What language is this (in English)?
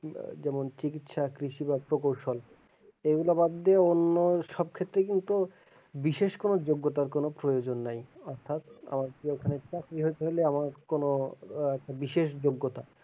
Bangla